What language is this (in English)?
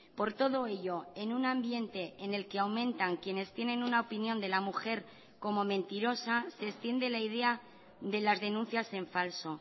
Spanish